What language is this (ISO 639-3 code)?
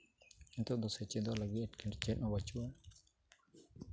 sat